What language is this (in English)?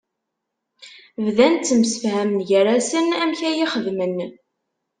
Kabyle